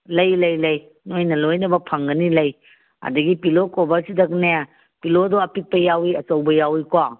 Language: Manipuri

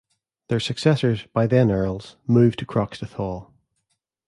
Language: English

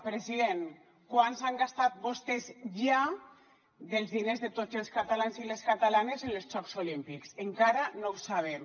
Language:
Catalan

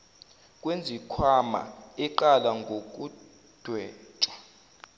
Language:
Zulu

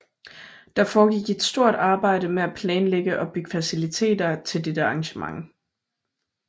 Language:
Danish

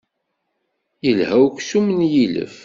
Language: Kabyle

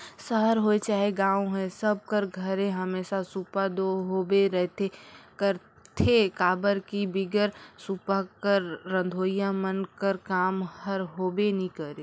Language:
Chhattisgarhi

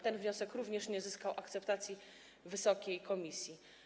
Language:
Polish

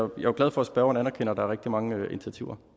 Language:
Danish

